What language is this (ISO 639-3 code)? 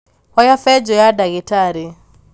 kik